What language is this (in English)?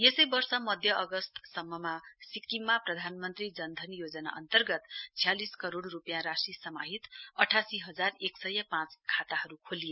Nepali